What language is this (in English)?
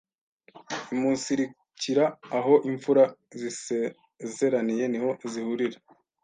Kinyarwanda